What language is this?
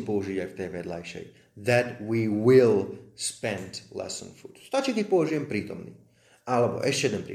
Slovak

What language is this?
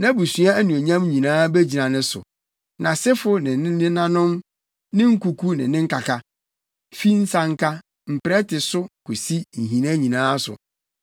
Akan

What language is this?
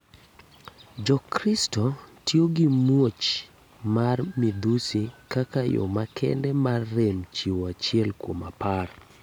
Luo (Kenya and Tanzania)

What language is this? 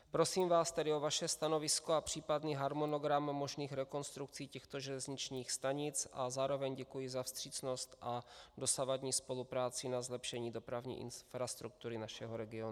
Czech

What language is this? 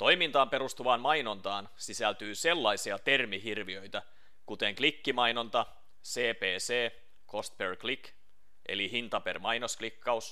Finnish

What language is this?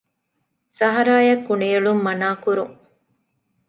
Divehi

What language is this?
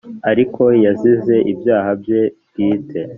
Kinyarwanda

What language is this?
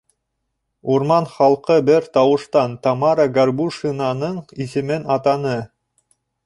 Bashkir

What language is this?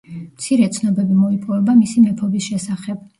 Georgian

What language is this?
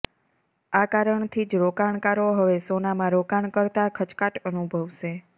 Gujarati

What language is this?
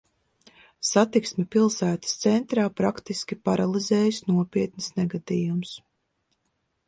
Latvian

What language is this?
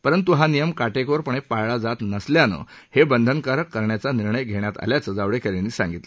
Marathi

